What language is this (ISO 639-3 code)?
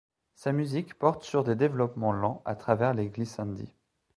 fra